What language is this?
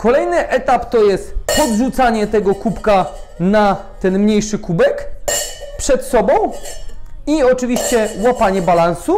Polish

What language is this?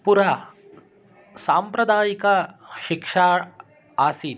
Sanskrit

